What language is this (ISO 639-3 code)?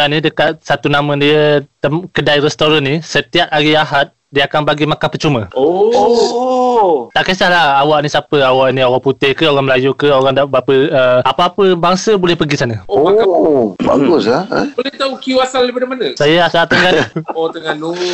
msa